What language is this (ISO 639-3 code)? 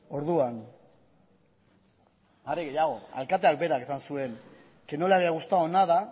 eus